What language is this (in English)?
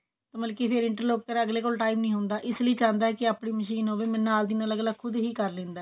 Punjabi